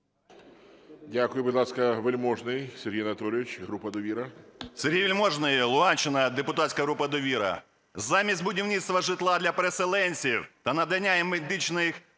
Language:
Ukrainian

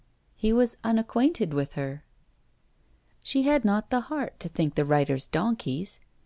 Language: English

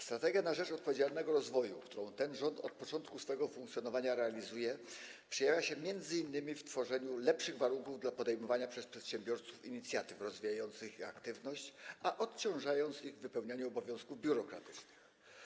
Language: Polish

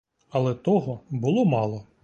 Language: Ukrainian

